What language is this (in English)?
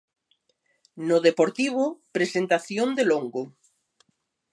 Galician